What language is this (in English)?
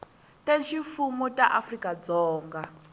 Tsonga